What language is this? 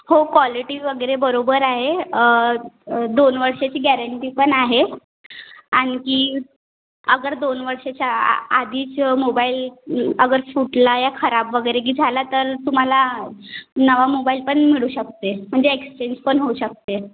Marathi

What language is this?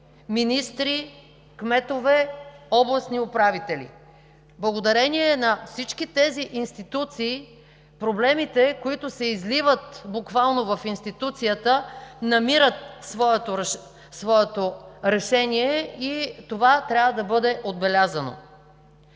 Bulgarian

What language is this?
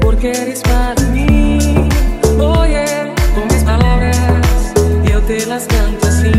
Indonesian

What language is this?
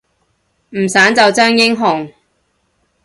Cantonese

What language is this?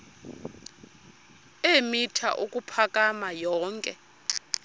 Xhosa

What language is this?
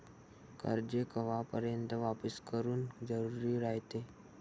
Marathi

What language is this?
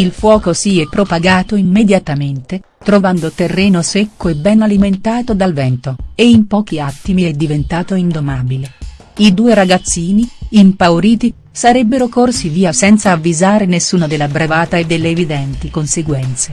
Italian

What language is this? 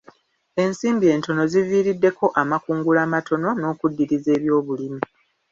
Ganda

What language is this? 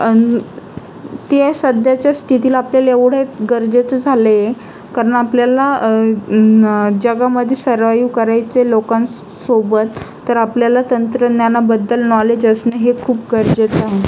Marathi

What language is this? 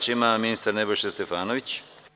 Serbian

